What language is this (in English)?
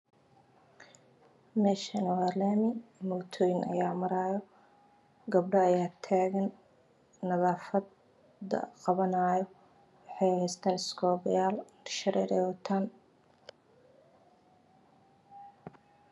Somali